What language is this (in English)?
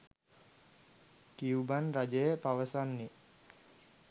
Sinhala